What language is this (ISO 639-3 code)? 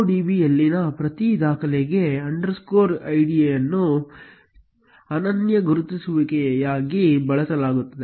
kan